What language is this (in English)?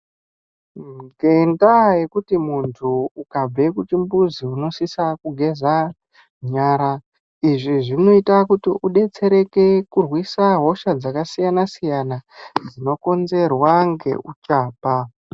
Ndau